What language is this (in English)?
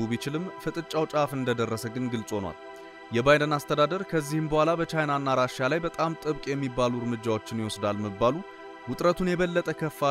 Turkish